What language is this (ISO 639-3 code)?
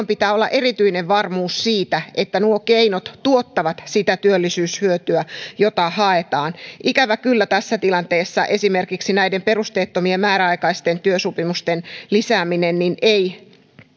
fin